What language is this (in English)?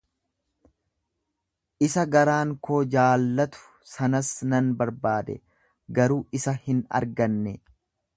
Oromo